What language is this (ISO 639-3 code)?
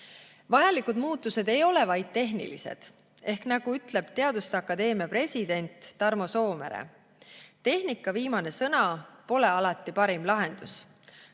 est